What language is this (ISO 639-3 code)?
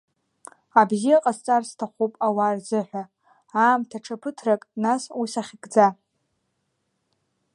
abk